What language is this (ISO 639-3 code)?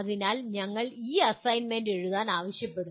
mal